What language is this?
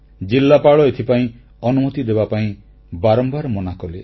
Odia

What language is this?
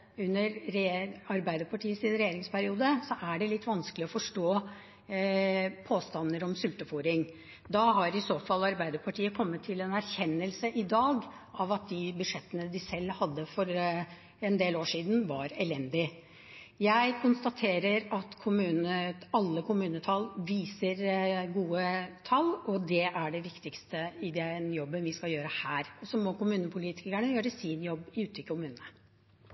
Norwegian Bokmål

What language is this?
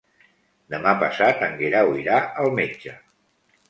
Catalan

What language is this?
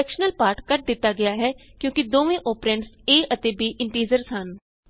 Punjabi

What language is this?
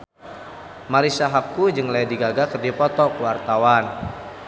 Sundanese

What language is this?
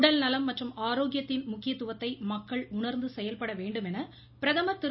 Tamil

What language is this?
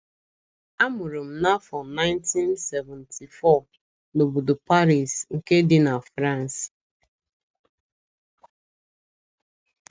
Igbo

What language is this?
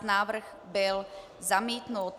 Czech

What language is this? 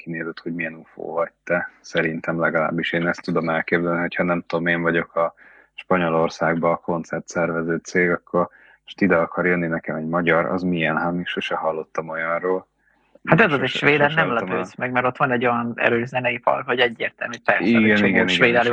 Hungarian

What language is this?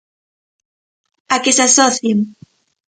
Galician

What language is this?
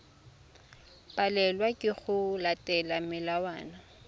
Tswana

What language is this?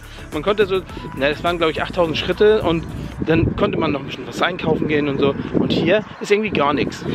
German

